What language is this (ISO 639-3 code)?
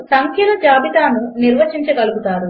tel